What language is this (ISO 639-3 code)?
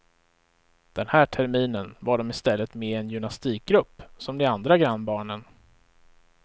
swe